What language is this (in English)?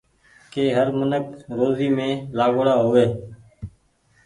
Goaria